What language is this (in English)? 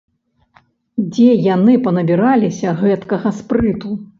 Belarusian